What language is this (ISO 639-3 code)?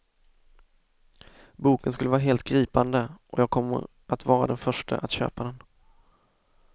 swe